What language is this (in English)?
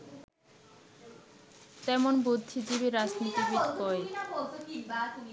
Bangla